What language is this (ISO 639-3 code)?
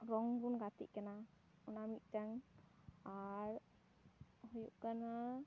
sat